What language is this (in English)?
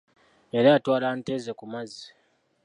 Ganda